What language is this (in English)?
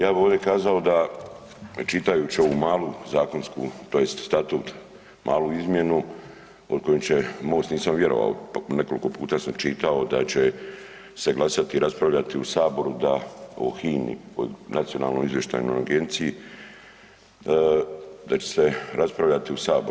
Croatian